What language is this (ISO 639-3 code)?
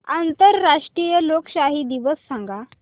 mar